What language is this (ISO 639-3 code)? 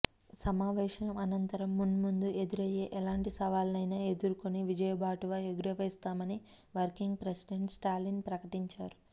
tel